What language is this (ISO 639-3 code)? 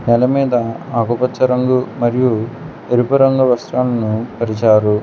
tel